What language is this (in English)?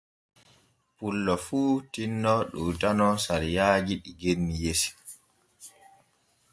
Borgu Fulfulde